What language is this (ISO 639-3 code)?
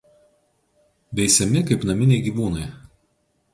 lit